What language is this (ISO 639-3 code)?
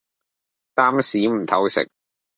yue